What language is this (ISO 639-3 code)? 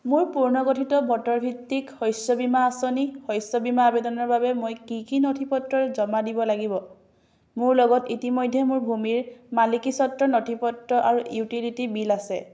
asm